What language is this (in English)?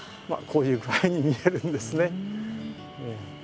Japanese